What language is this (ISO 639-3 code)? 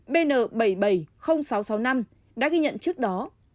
vie